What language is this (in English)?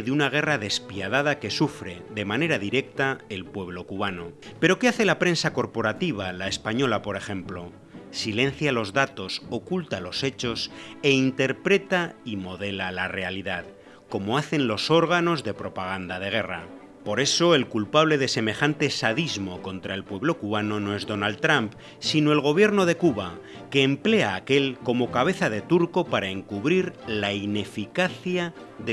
Spanish